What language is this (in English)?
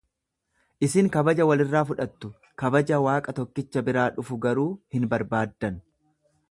Oromo